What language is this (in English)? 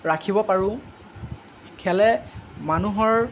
Assamese